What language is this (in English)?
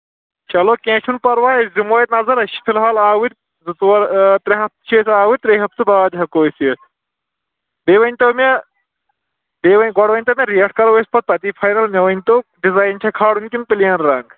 Kashmiri